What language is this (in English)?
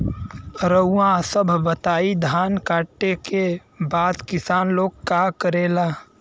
Bhojpuri